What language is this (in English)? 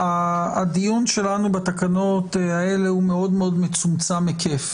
Hebrew